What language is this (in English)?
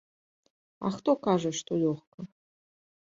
Belarusian